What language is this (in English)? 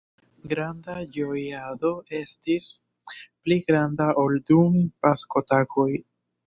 Esperanto